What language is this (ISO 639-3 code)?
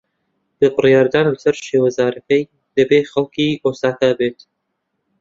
ckb